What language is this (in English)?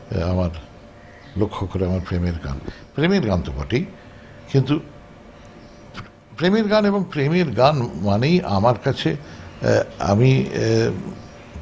Bangla